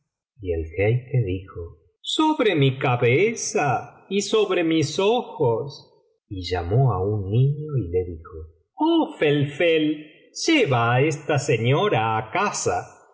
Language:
Spanish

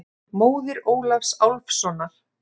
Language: Icelandic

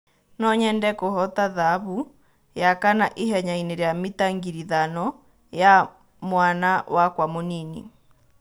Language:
Kikuyu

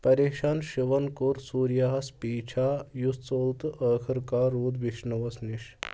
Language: Kashmiri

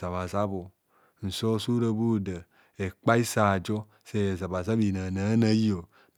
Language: Kohumono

